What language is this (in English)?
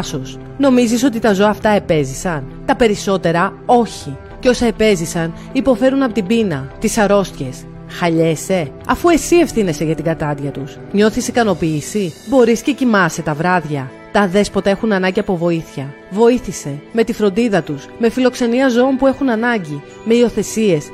Greek